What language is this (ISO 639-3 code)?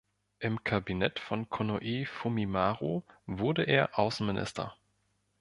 deu